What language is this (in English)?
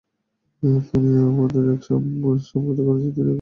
Bangla